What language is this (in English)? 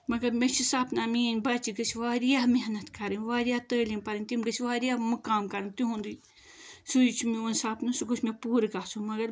Kashmiri